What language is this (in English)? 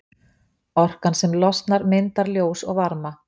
Icelandic